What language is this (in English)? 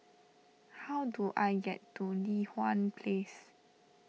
English